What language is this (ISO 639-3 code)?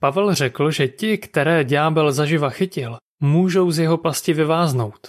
ces